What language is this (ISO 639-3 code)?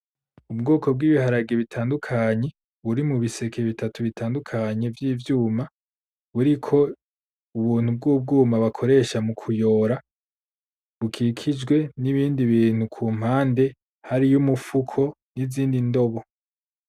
run